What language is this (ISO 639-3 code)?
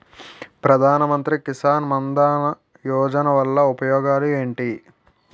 tel